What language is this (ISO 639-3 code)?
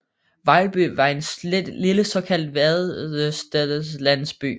dan